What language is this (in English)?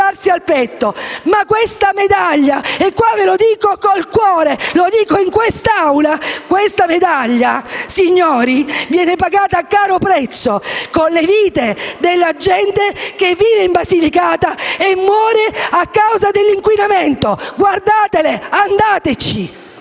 Italian